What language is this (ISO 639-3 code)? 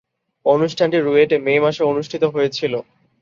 ben